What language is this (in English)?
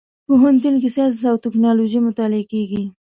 Pashto